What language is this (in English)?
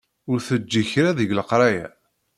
Kabyle